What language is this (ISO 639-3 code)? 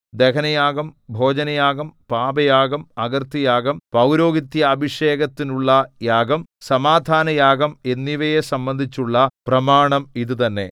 mal